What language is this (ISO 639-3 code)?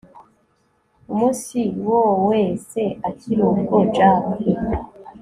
kin